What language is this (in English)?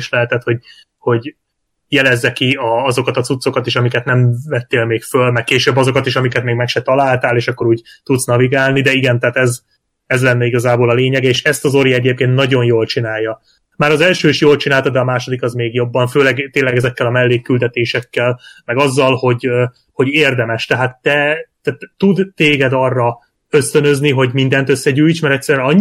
Hungarian